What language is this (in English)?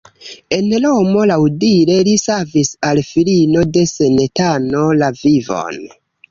Esperanto